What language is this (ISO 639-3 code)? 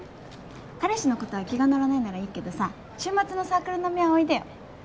jpn